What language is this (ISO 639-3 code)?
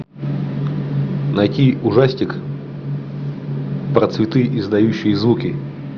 rus